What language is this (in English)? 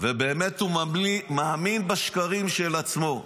Hebrew